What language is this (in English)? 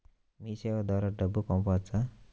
Telugu